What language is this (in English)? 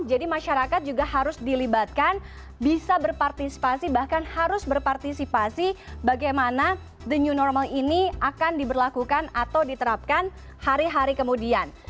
Indonesian